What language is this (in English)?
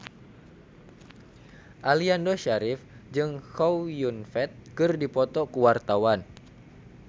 Sundanese